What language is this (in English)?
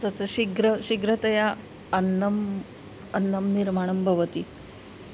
Sanskrit